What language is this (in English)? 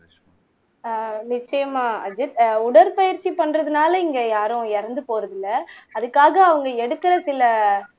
Tamil